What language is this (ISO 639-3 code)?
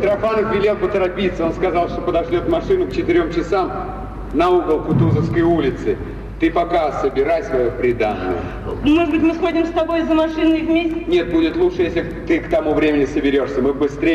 rus